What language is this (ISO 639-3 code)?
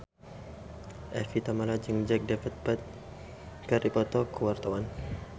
sun